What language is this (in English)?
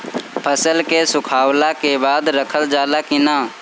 Bhojpuri